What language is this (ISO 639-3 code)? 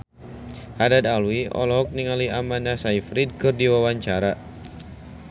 sun